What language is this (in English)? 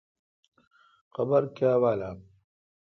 Kalkoti